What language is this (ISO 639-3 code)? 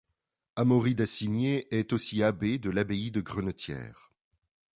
fra